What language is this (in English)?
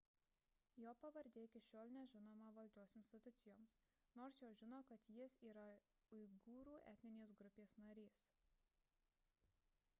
Lithuanian